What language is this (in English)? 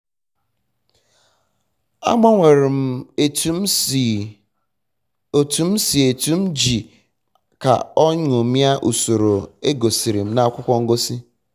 Igbo